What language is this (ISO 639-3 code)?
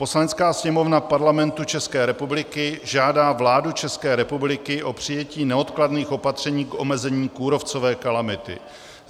ces